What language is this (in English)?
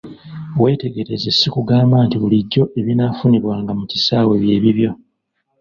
Ganda